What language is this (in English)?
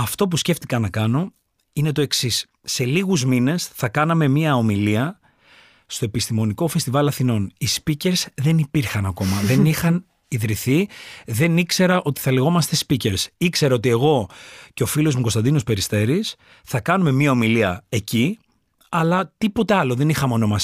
Greek